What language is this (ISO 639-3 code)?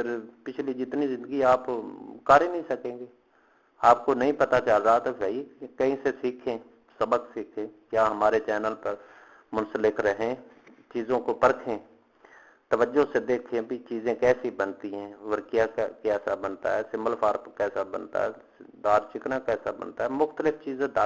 urd